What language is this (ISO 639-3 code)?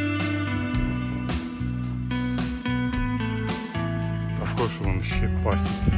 ukr